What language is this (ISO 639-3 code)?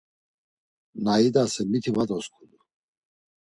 lzz